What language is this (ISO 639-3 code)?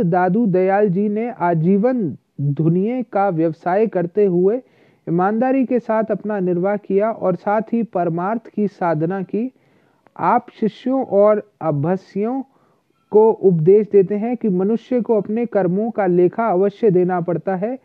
hin